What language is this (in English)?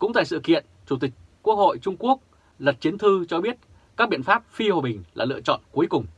Vietnamese